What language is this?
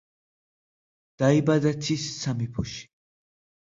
Georgian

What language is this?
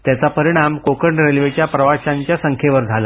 Marathi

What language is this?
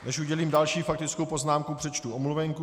Czech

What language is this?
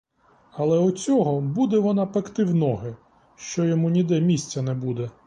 Ukrainian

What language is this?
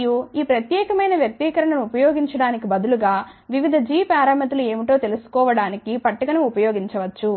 Telugu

